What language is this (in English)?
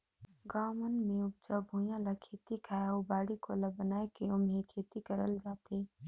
Chhattisgarhi